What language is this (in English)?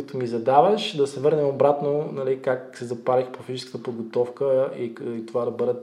Bulgarian